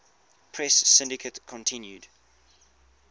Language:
English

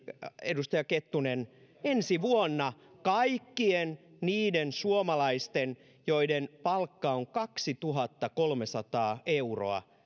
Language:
Finnish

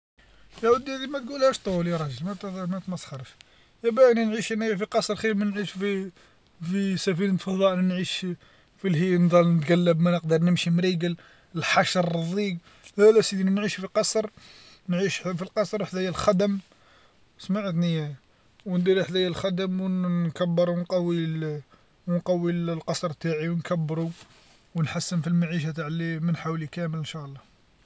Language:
Algerian Arabic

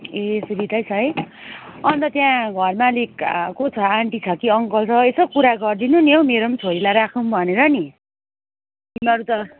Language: Nepali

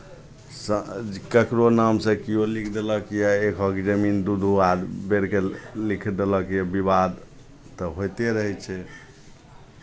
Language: Maithili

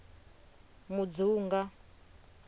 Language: Venda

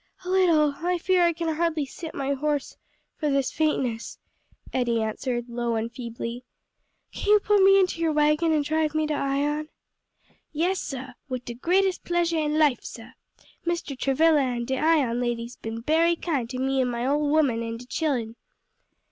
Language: English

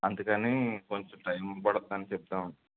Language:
Telugu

